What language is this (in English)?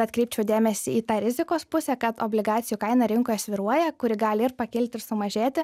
Lithuanian